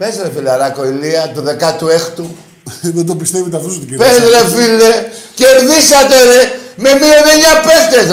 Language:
Greek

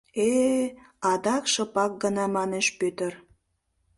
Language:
Mari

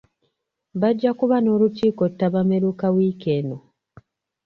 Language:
Ganda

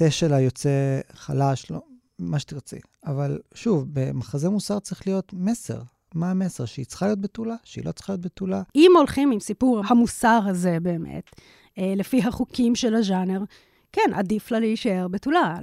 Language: Hebrew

